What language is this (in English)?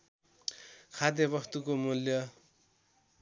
Nepali